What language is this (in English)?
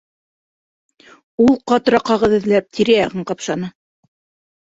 Bashkir